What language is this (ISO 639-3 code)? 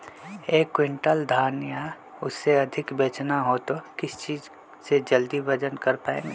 mag